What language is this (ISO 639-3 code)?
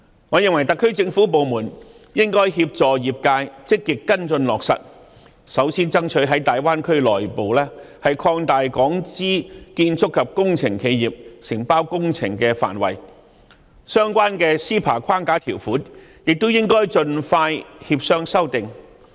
yue